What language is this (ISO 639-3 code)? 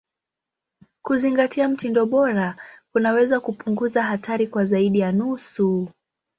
swa